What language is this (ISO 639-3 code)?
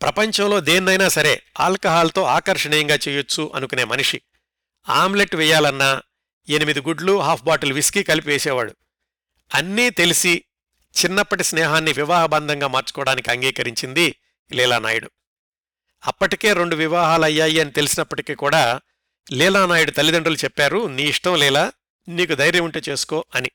tel